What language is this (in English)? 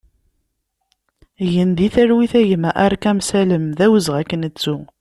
Kabyle